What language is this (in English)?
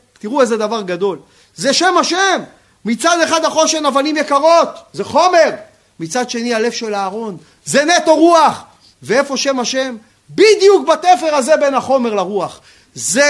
Hebrew